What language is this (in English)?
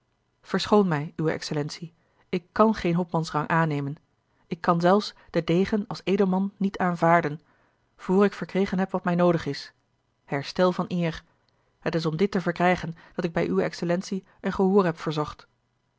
Dutch